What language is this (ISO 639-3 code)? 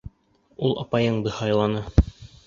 bak